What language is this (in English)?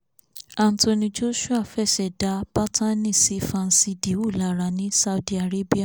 Yoruba